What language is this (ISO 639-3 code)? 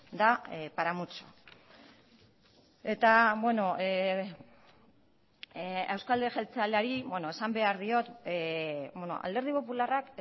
eus